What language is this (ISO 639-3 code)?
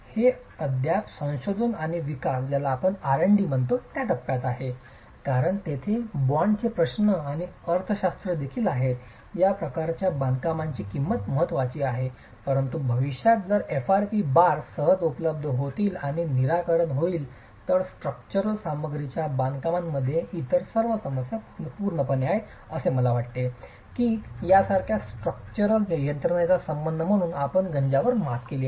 mar